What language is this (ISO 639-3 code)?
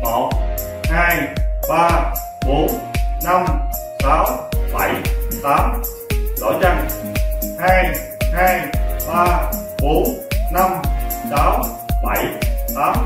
vie